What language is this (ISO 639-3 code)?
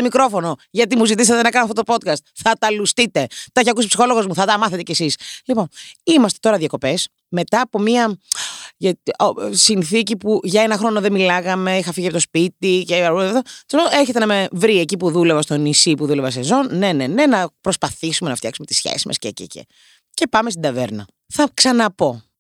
ell